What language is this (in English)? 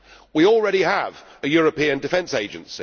English